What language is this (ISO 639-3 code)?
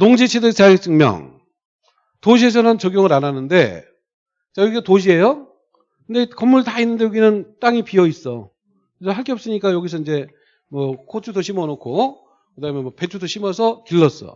kor